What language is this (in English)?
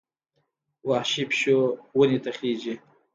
Pashto